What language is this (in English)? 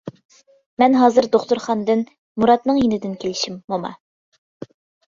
Uyghur